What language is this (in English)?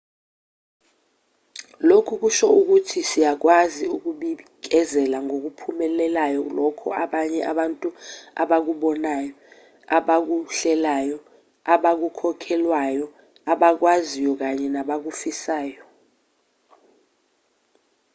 Zulu